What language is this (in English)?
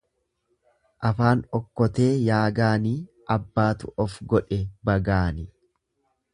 Oromo